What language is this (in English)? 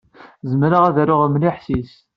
Kabyle